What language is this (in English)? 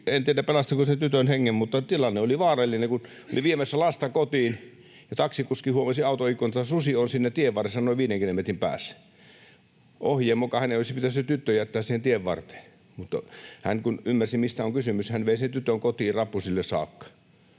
Finnish